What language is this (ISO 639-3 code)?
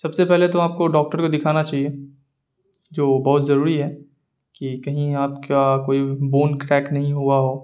urd